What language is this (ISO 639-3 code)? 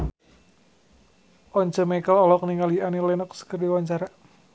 sun